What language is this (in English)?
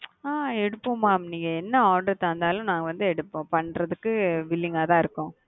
Tamil